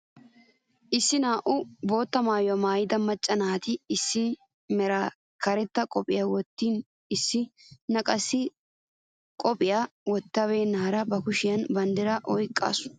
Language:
Wolaytta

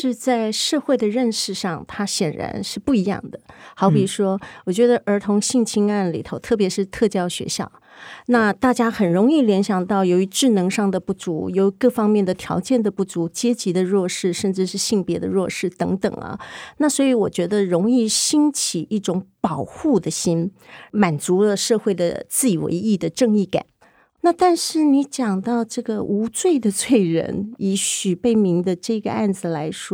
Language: Chinese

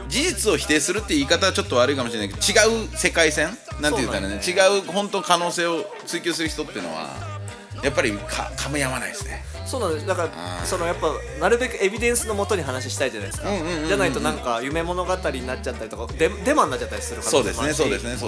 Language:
Japanese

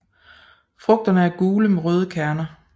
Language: Danish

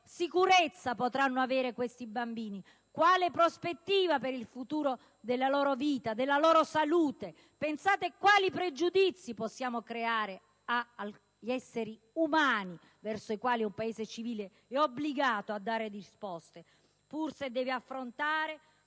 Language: Italian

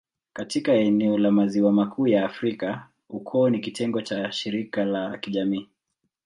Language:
Swahili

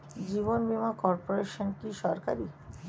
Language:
Bangla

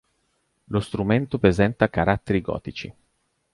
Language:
Italian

